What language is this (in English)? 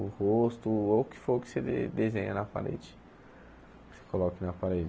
Portuguese